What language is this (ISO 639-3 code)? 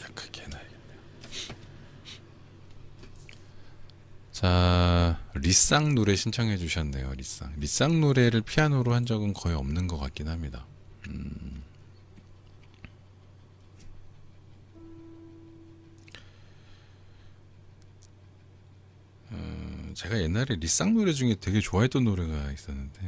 kor